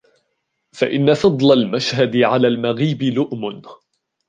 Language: Arabic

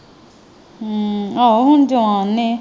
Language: Punjabi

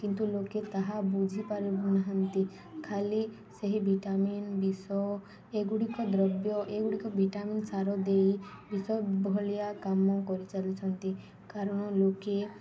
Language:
Odia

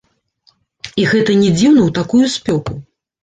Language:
Belarusian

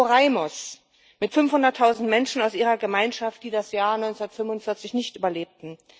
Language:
German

